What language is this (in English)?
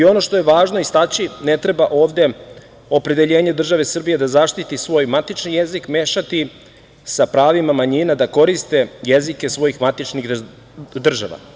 Serbian